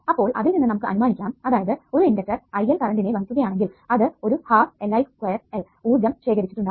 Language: Malayalam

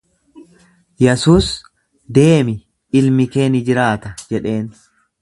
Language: Oromo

